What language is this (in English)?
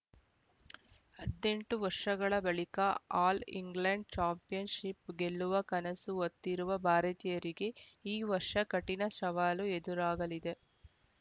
Kannada